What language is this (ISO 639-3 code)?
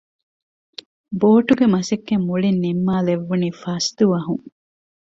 div